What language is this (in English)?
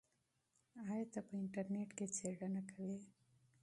Pashto